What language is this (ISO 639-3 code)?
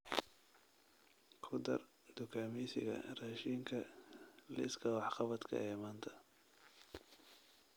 som